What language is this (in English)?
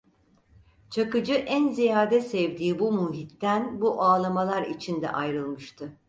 Turkish